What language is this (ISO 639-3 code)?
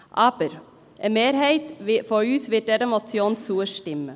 gsw